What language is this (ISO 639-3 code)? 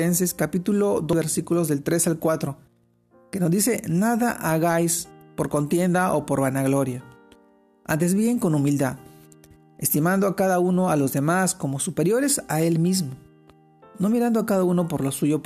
spa